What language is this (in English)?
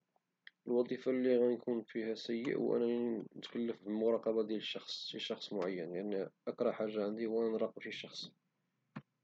Moroccan Arabic